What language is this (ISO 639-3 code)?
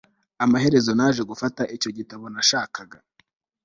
kin